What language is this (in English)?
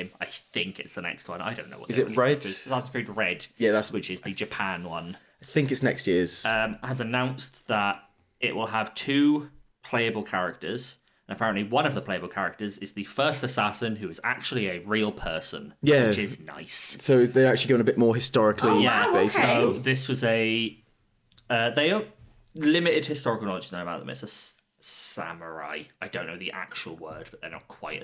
English